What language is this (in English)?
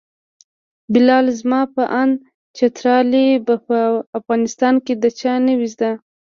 Pashto